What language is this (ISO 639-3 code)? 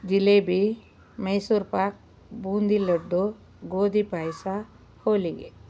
kan